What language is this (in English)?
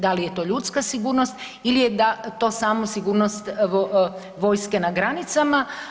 Croatian